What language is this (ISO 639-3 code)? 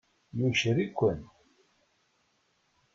kab